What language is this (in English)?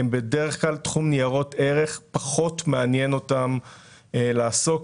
Hebrew